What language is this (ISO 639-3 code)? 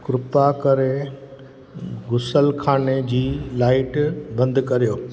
snd